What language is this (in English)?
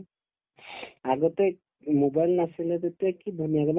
Assamese